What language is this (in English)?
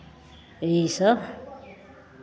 Maithili